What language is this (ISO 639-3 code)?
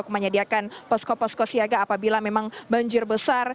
ind